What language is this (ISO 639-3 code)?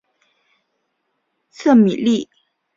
zho